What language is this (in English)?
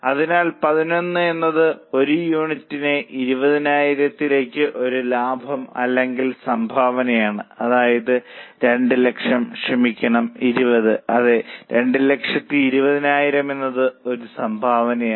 Malayalam